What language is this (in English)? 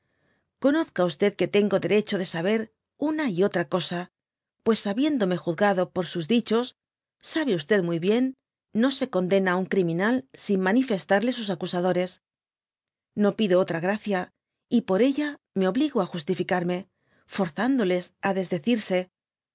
Spanish